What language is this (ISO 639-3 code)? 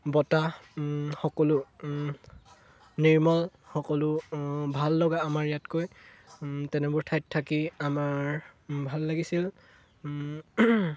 asm